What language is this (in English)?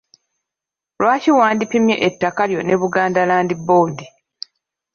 Ganda